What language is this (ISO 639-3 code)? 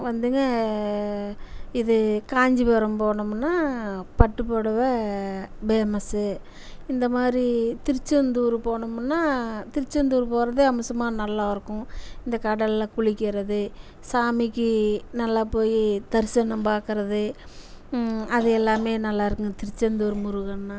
tam